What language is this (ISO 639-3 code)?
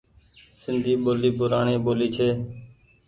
gig